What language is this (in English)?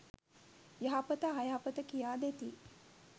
Sinhala